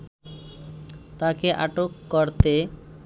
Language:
Bangla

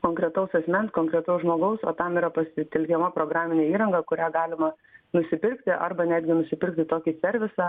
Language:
Lithuanian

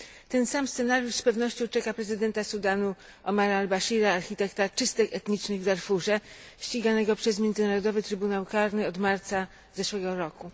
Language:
Polish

